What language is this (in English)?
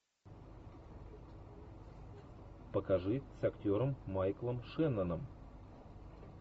Russian